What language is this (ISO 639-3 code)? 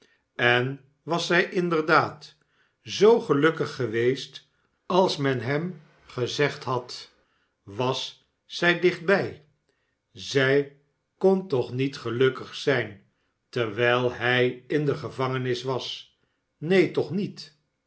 nld